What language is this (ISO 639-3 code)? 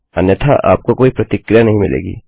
hin